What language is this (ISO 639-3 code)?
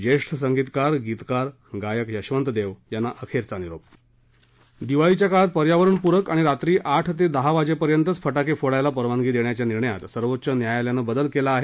mar